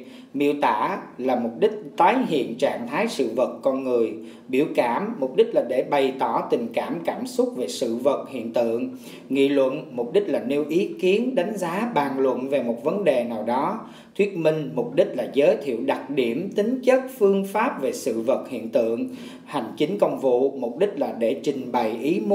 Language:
Vietnamese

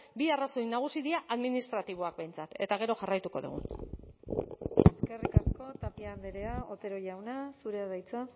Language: Basque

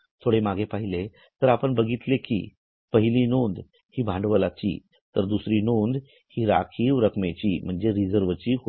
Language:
Marathi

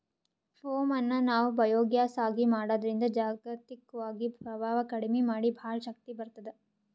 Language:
Kannada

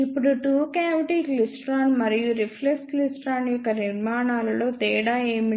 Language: Telugu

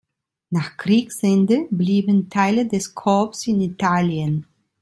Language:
German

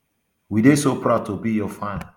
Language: Nigerian Pidgin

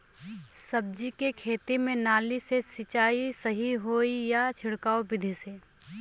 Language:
Bhojpuri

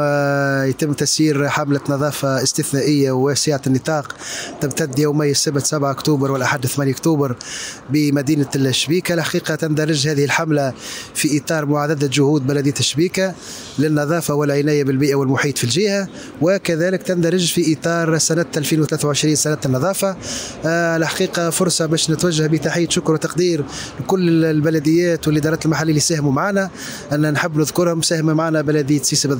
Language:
Arabic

